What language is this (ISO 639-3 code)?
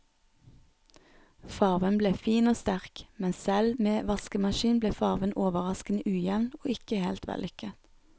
nor